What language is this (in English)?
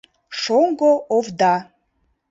Mari